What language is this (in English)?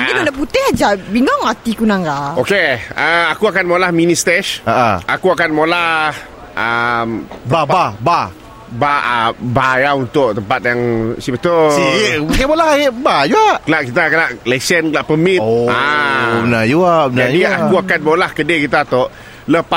Malay